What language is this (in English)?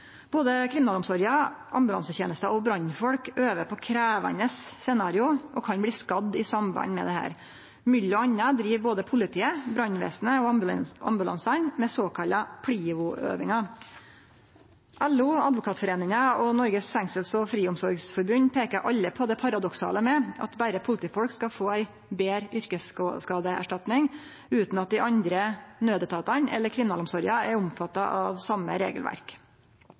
Norwegian Nynorsk